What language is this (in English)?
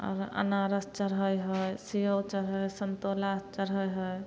Maithili